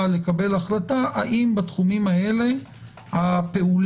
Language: Hebrew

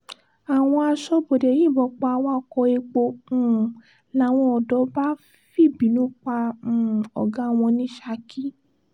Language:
Yoruba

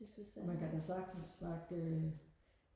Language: Danish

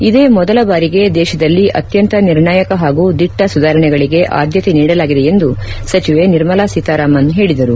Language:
Kannada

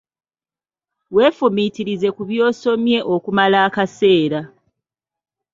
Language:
Ganda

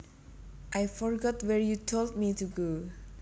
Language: Javanese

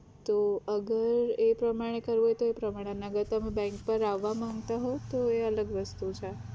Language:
Gujarati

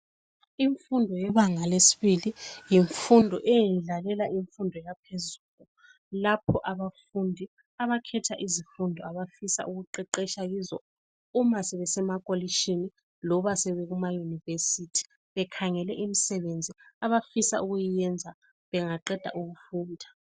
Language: North Ndebele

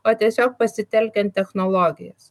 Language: Lithuanian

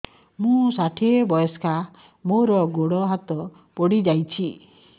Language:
Odia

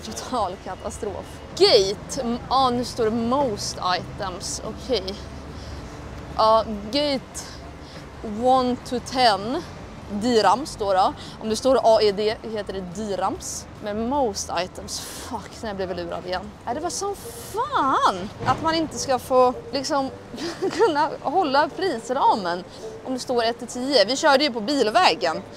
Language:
Swedish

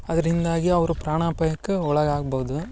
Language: Kannada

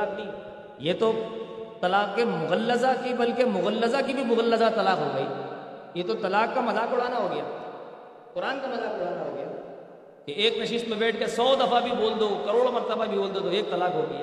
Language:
Urdu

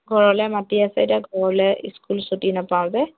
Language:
Assamese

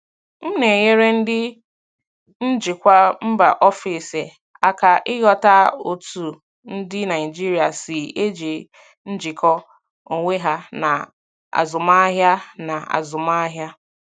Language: Igbo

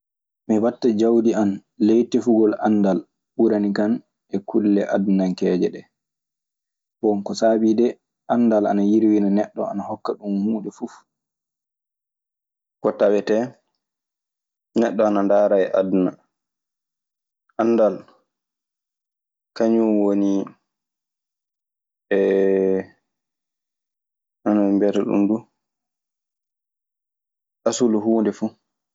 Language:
Maasina Fulfulde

